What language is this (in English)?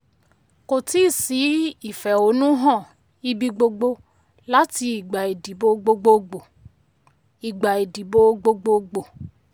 Yoruba